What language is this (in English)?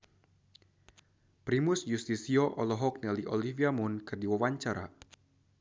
Sundanese